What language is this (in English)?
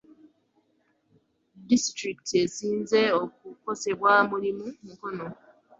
Ganda